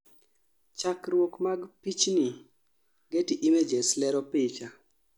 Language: Luo (Kenya and Tanzania)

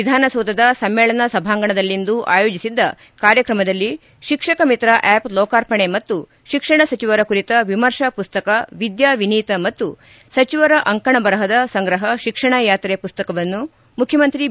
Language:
Kannada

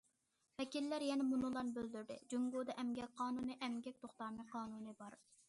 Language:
Uyghur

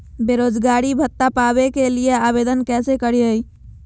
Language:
Magahi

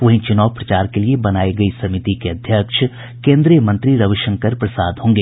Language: Hindi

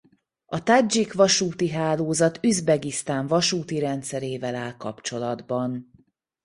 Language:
Hungarian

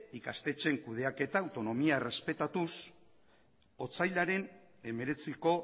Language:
Basque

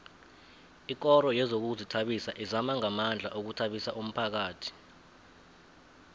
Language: South Ndebele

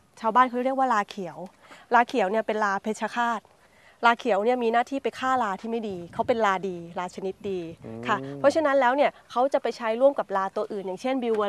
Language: Thai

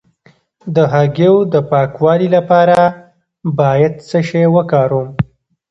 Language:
Pashto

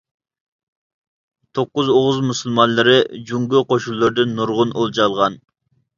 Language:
Uyghur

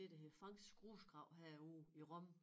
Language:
Danish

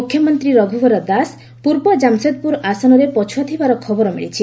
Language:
Odia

